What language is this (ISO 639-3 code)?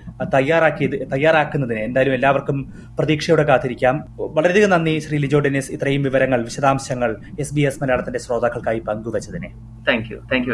mal